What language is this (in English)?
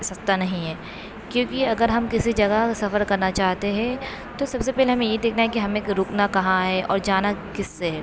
Urdu